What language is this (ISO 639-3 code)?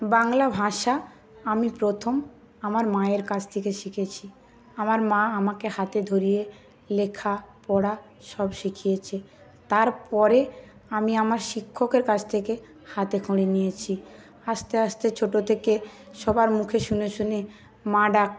ben